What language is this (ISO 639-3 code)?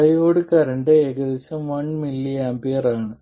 mal